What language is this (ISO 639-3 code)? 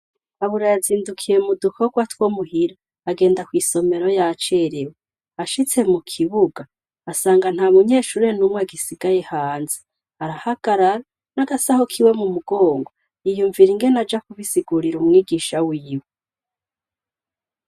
run